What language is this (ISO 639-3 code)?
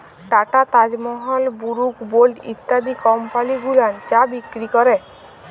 ben